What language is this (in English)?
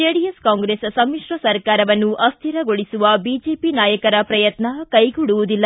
Kannada